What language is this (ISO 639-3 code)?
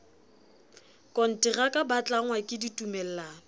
sot